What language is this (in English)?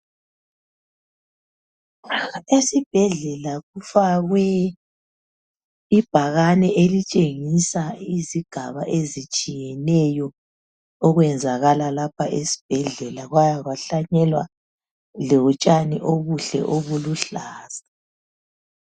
North Ndebele